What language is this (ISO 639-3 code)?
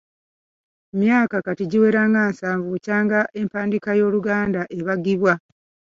lug